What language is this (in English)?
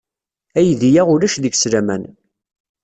Kabyle